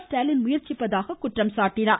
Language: Tamil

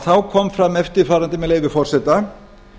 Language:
Icelandic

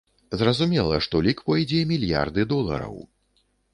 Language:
Belarusian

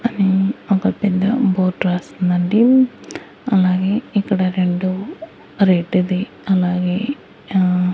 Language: Telugu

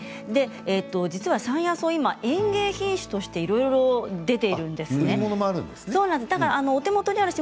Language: Japanese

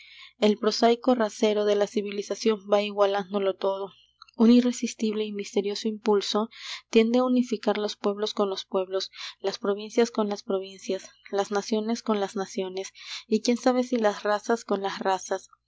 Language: Spanish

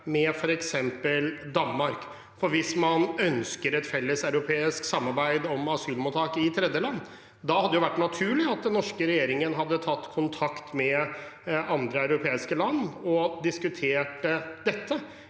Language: Norwegian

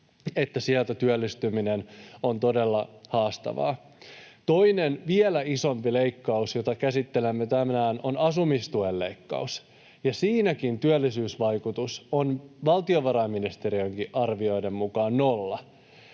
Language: Finnish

